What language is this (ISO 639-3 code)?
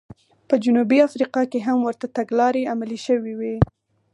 pus